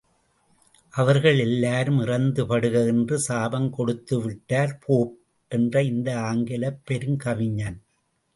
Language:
Tamil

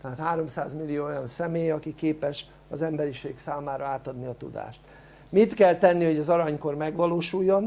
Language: Hungarian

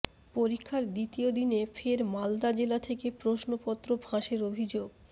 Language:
Bangla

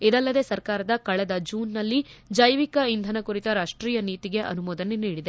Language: Kannada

